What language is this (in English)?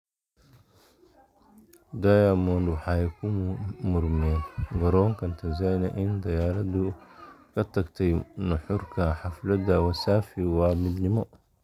Somali